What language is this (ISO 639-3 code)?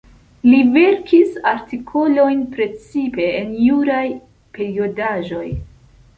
epo